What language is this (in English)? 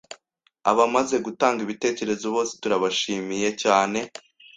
Kinyarwanda